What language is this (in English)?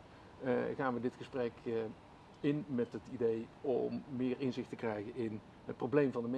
Dutch